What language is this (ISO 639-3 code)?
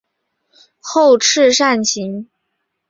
zho